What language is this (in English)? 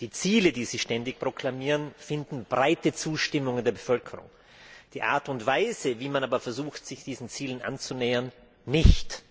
German